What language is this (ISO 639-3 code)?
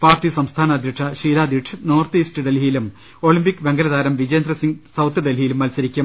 mal